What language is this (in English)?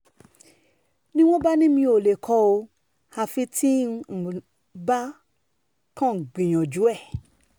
Yoruba